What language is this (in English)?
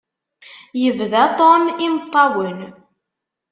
Kabyle